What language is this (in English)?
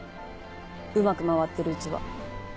Japanese